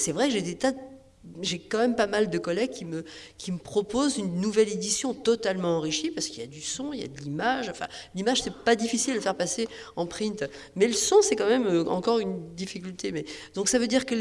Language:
French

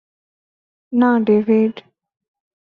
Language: Bangla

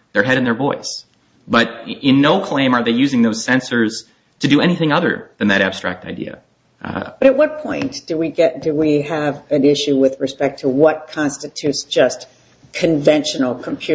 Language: English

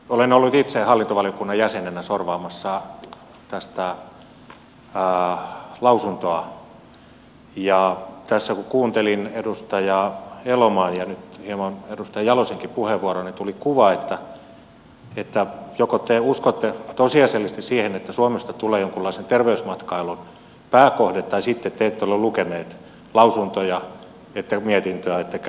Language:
Finnish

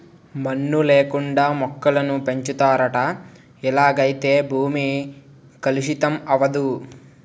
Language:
Telugu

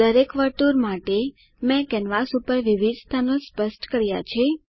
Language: Gujarati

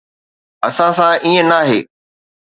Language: Sindhi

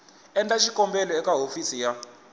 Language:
Tsonga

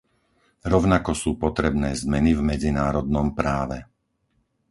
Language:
Slovak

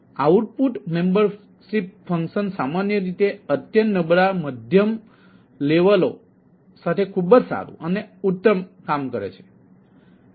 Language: Gujarati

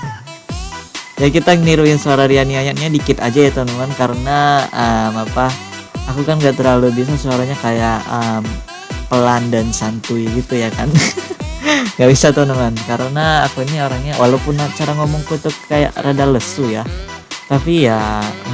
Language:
Indonesian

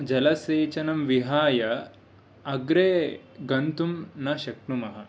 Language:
Sanskrit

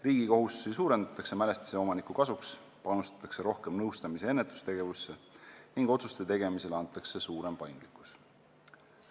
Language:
Estonian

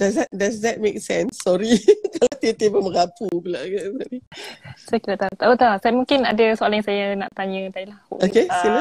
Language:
Malay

